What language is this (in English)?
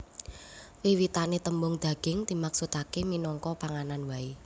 Javanese